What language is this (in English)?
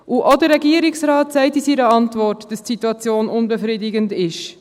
Swiss German